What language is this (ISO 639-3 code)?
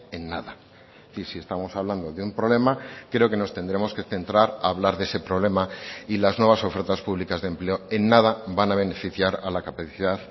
spa